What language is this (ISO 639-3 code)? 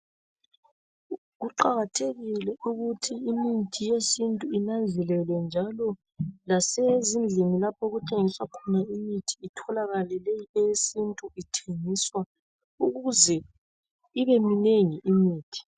nde